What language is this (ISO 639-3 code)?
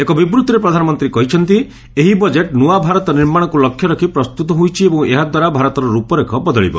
ori